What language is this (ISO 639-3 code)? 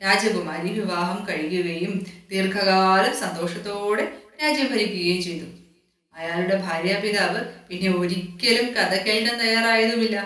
mal